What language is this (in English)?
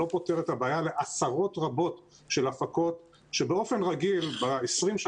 Hebrew